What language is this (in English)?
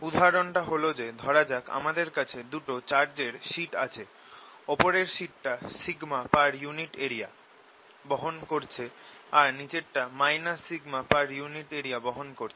Bangla